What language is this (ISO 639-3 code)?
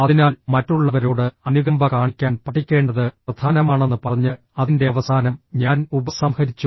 mal